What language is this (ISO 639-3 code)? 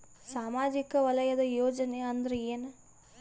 kan